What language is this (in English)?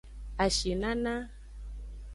Aja (Benin)